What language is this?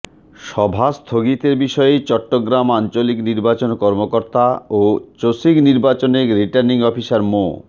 Bangla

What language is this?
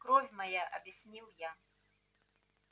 Russian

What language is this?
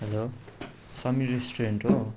Nepali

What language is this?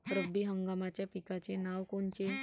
Marathi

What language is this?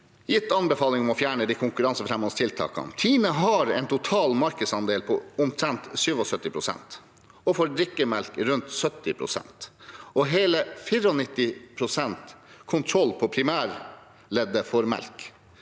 Norwegian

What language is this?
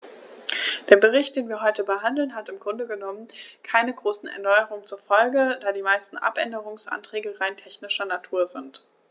German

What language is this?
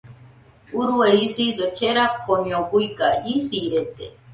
Nüpode Huitoto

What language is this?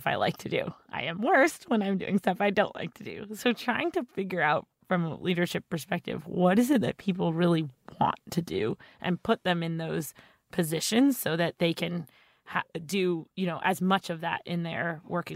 English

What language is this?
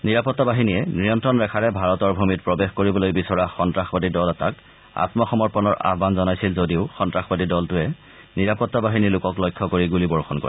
Assamese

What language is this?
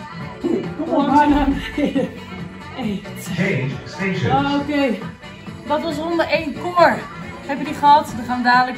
Dutch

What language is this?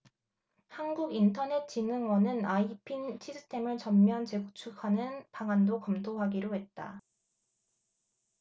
Korean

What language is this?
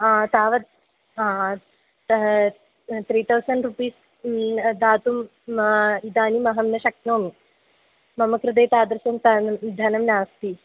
Sanskrit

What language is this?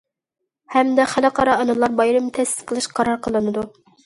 Uyghur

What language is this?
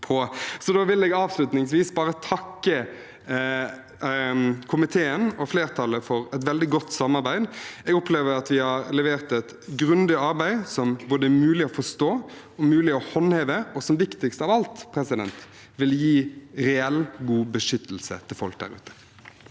Norwegian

